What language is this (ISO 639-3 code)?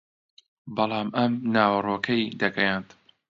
ckb